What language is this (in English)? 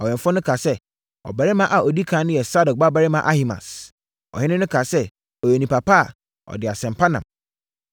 Akan